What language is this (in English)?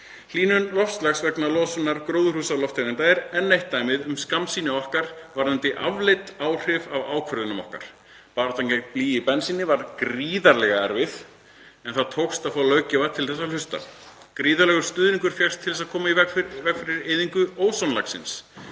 Icelandic